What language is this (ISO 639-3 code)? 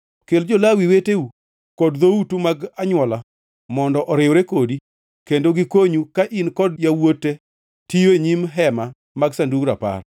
luo